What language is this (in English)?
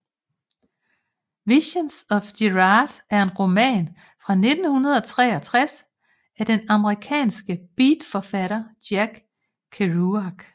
Danish